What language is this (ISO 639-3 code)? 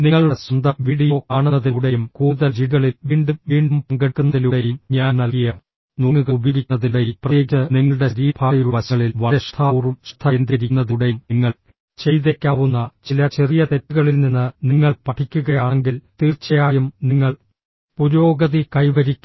mal